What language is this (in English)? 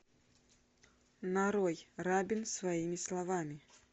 Russian